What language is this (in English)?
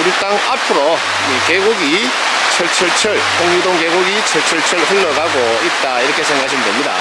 Korean